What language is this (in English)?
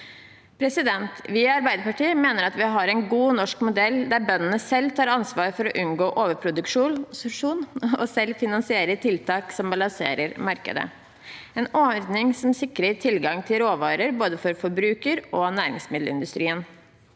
Norwegian